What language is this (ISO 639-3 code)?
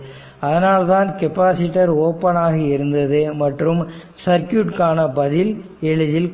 tam